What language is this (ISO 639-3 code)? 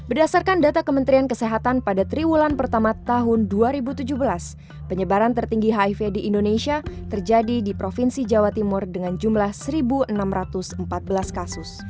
ind